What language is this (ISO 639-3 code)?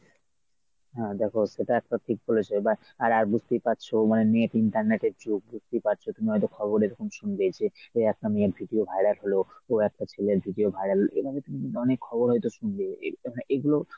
ben